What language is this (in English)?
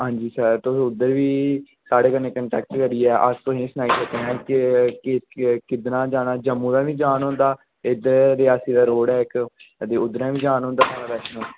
Dogri